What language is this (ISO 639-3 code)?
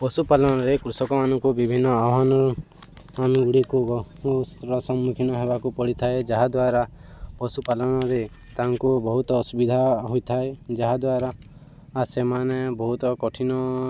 ori